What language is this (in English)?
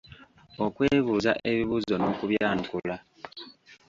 Ganda